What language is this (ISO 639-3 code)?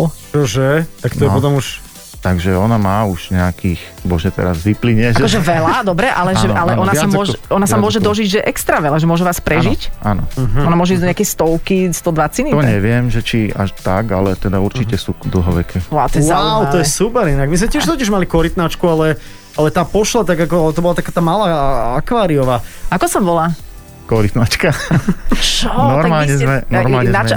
slk